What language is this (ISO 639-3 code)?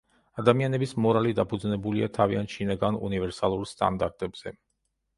kat